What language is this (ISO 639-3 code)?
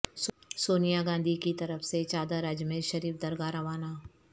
urd